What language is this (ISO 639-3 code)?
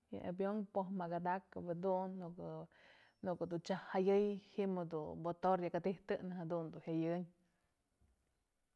mzl